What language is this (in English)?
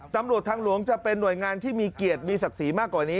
Thai